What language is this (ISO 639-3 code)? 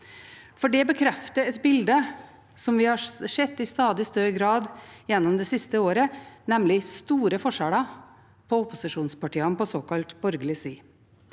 nor